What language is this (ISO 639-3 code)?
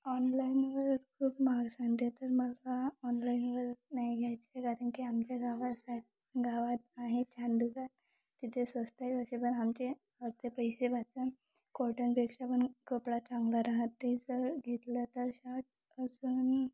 mar